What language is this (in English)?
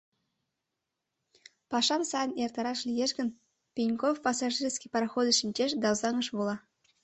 Mari